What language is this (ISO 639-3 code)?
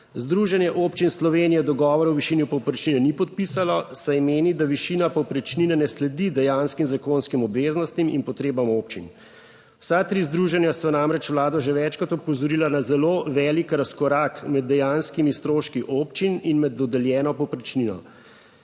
slv